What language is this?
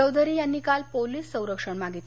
Marathi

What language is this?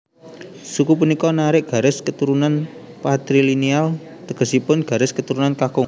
Javanese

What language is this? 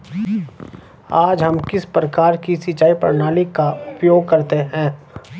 Hindi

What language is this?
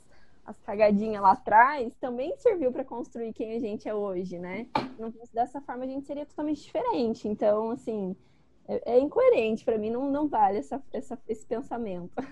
Portuguese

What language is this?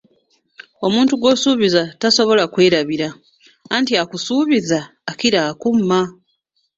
Ganda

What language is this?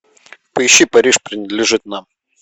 Russian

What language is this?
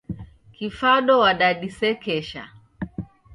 Taita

